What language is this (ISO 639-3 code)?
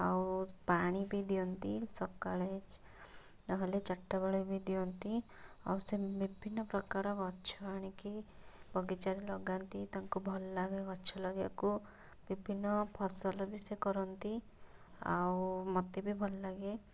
ori